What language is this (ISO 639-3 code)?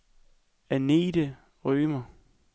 dan